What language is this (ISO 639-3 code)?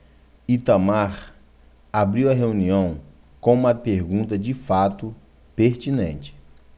por